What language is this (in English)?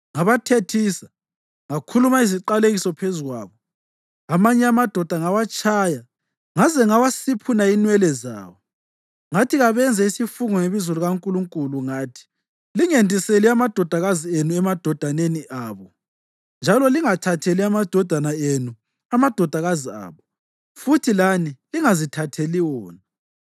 North Ndebele